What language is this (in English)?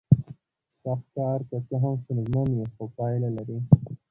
Pashto